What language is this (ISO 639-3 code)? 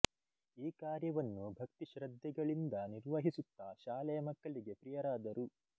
kan